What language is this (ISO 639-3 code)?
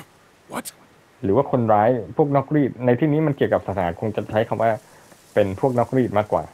tha